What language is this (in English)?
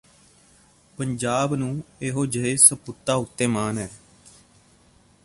Punjabi